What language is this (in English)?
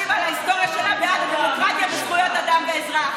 Hebrew